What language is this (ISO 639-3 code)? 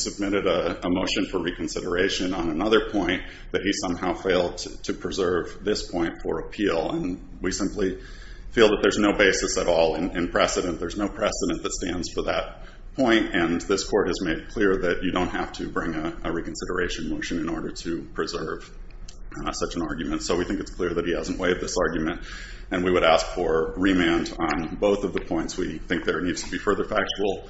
eng